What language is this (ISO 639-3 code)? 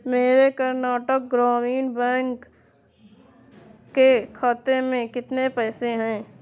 urd